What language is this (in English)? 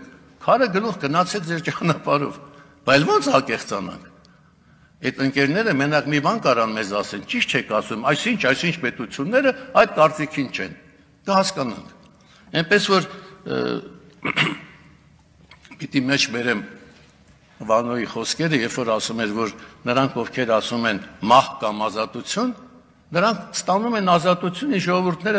Romanian